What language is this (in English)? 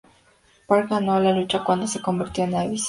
Spanish